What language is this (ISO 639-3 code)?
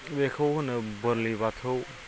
brx